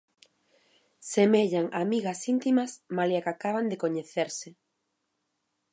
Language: Galician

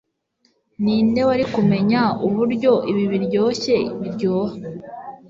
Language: Kinyarwanda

